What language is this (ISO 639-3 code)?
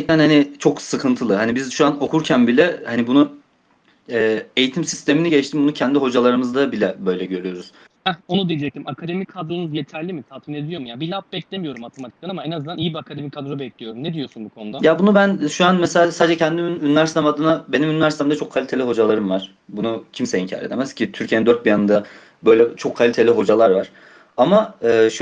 tur